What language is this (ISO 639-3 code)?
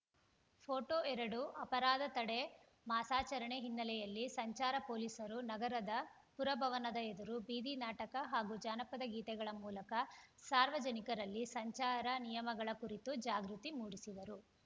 kan